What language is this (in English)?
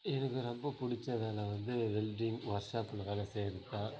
Tamil